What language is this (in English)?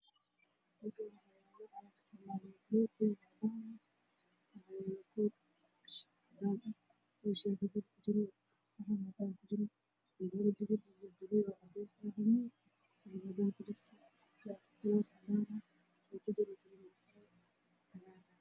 Somali